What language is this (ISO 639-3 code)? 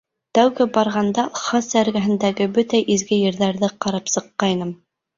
bak